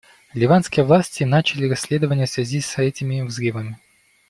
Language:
Russian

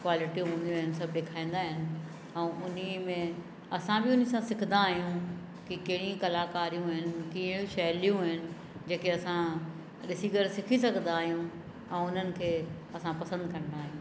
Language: Sindhi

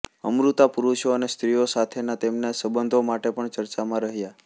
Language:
Gujarati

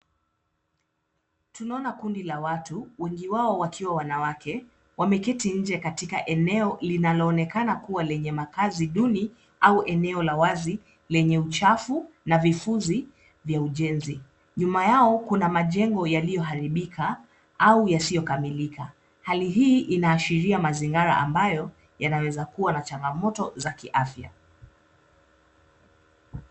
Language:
Swahili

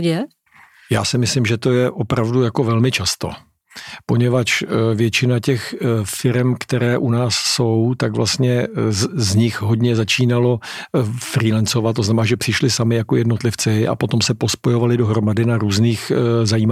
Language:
Czech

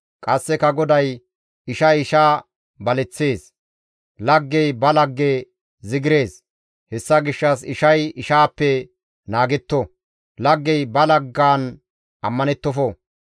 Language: Gamo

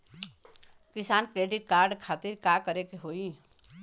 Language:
Bhojpuri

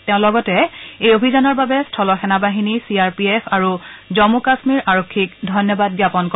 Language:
Assamese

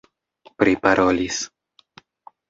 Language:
Esperanto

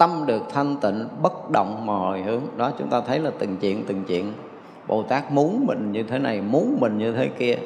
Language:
Vietnamese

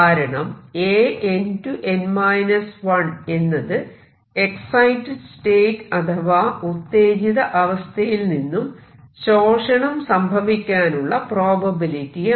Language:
Malayalam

